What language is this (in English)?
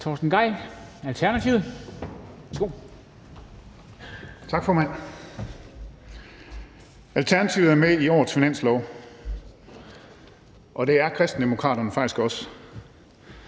Danish